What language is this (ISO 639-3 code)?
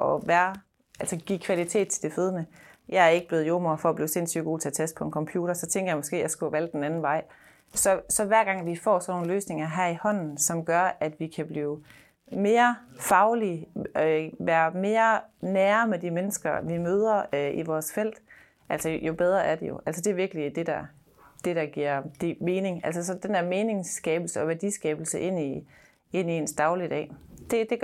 dan